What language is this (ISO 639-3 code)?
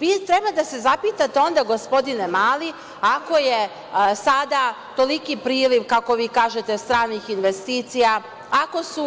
srp